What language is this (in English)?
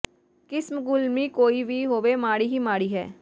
Punjabi